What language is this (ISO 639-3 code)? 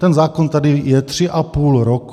ces